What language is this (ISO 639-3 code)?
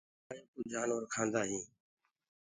ggg